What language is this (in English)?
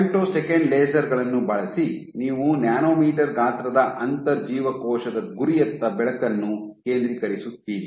Kannada